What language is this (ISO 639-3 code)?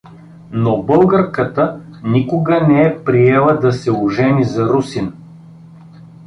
bul